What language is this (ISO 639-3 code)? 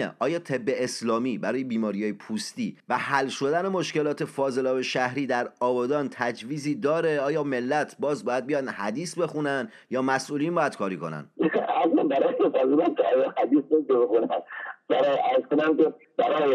fas